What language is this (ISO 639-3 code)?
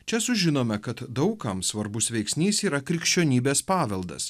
lit